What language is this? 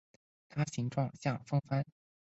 Chinese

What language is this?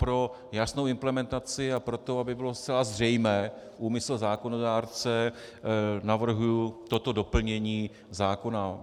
Czech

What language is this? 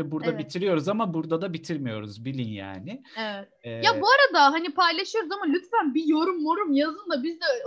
Turkish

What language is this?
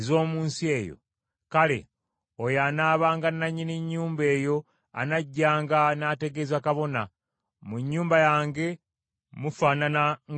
Ganda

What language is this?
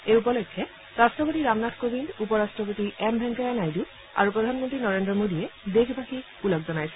Assamese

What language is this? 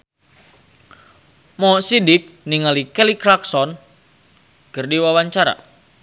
Sundanese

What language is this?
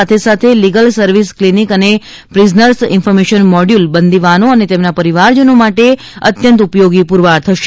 Gujarati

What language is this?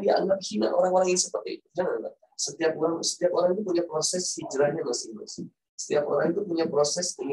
Indonesian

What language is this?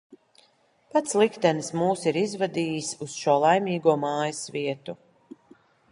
Latvian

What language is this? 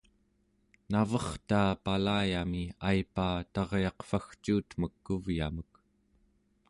Central Yupik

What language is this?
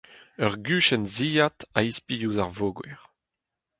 Breton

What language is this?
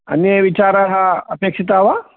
Sanskrit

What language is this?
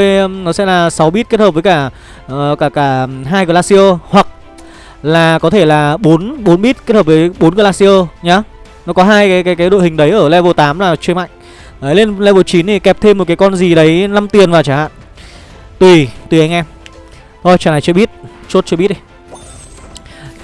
Vietnamese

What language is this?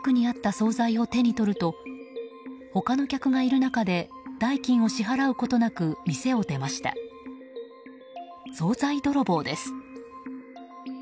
Japanese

